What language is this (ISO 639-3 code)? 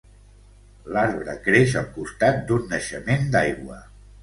cat